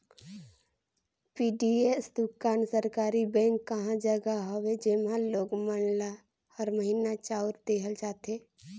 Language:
Chhattisgarhi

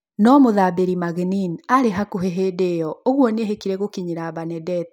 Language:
Kikuyu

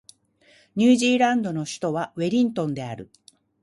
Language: Japanese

